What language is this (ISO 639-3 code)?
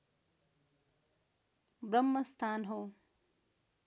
nep